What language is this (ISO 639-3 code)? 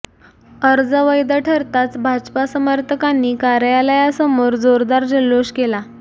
mar